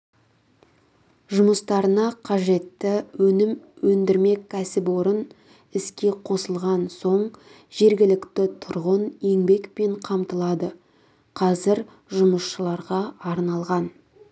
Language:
Kazakh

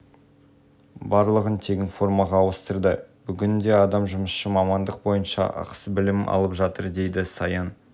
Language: Kazakh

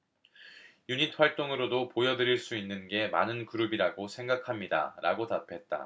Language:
Korean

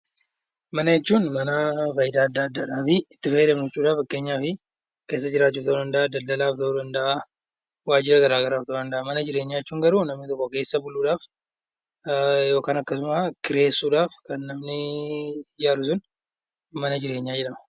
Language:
Oromo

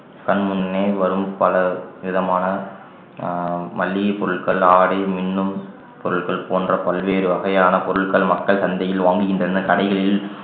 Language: Tamil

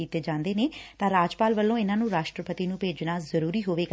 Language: Punjabi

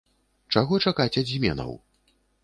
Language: Belarusian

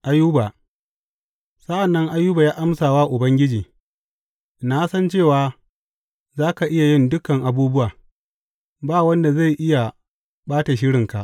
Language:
Hausa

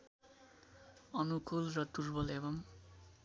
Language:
Nepali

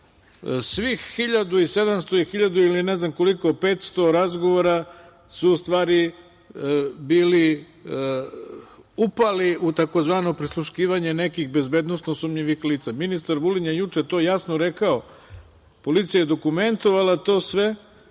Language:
Serbian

